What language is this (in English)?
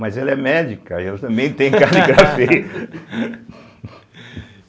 Portuguese